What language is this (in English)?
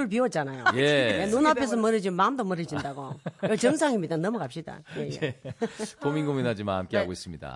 Korean